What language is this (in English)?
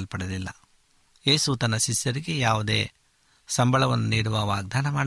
Kannada